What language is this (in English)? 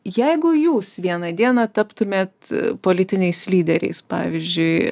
Lithuanian